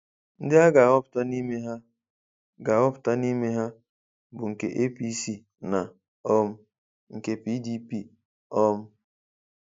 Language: Igbo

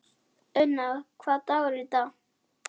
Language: Icelandic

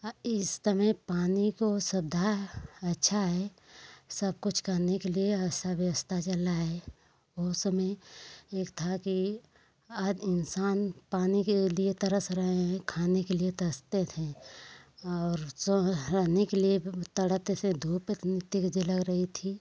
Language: Hindi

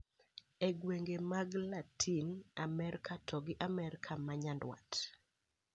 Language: Luo (Kenya and Tanzania)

